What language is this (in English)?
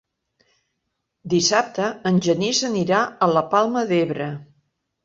Catalan